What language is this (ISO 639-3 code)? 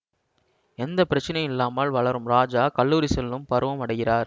tam